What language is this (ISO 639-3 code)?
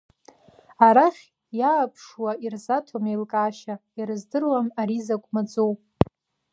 abk